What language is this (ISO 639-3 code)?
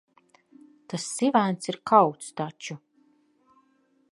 lav